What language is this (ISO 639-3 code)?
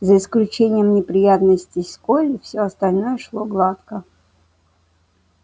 rus